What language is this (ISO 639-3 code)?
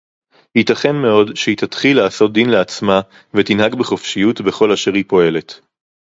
heb